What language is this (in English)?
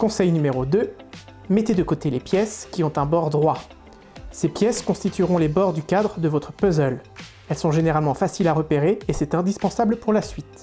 French